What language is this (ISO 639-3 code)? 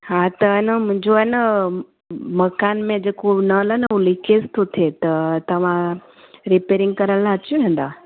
snd